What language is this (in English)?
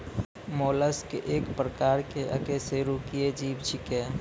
Maithili